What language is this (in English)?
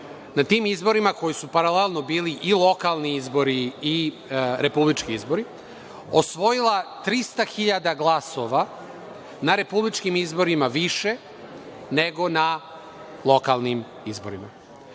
Serbian